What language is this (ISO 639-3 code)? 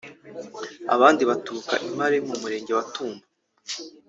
kin